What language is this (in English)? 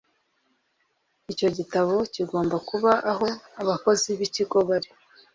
Kinyarwanda